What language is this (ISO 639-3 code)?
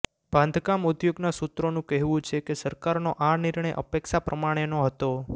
guj